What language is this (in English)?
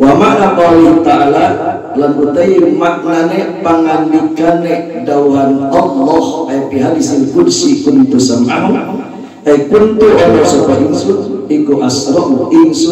Indonesian